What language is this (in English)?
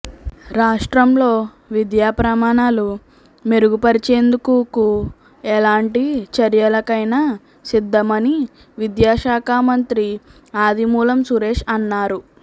Telugu